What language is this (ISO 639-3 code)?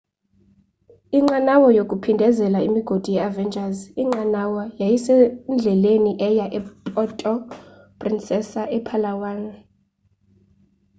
xho